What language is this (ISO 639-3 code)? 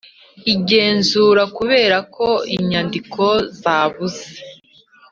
kin